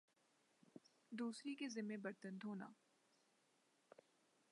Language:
Urdu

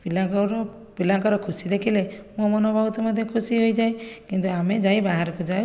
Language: Odia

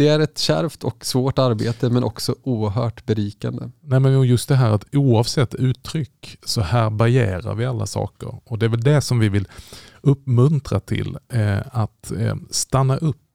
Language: Swedish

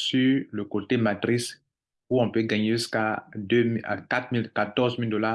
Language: French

